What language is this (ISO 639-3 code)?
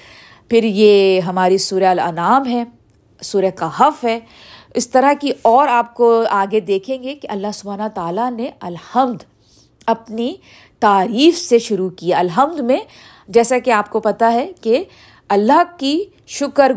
urd